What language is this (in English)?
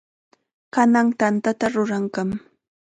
Chiquián Ancash Quechua